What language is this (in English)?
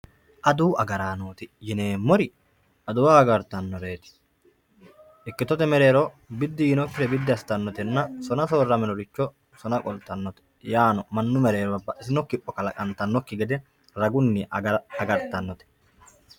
Sidamo